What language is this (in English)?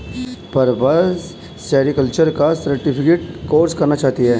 Hindi